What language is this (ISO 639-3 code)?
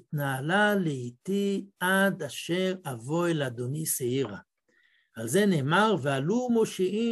heb